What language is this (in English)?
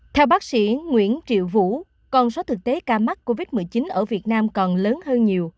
Vietnamese